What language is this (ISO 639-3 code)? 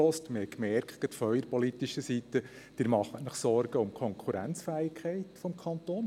gsw